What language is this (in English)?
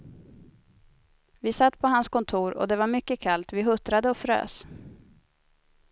Swedish